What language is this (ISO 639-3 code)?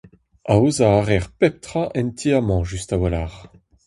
bre